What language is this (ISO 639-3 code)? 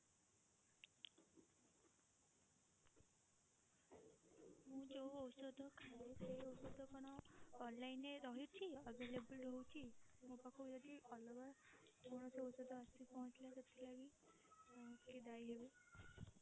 ori